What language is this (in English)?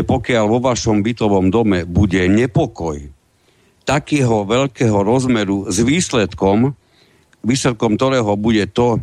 Slovak